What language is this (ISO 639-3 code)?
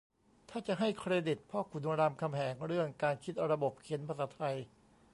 tha